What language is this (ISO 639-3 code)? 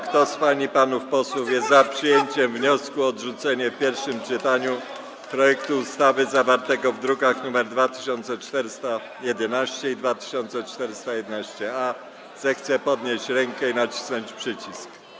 pol